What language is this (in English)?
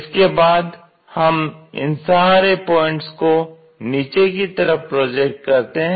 Hindi